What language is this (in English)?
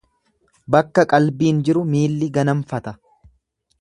Oromo